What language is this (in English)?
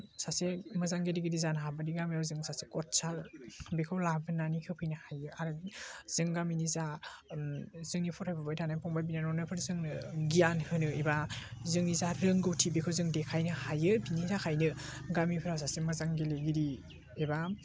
Bodo